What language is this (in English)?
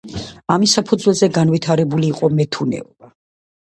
Georgian